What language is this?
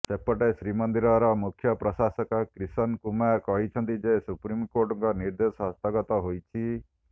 Odia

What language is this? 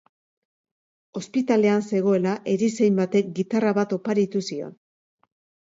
Basque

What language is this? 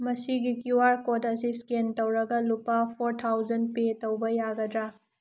Manipuri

